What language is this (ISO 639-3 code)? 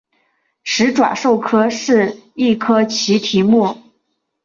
zho